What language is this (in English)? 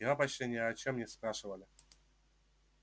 Russian